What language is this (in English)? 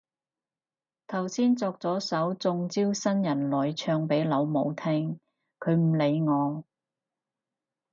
Cantonese